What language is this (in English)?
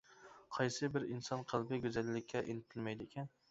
Uyghur